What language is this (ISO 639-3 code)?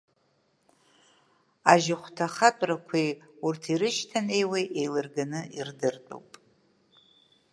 abk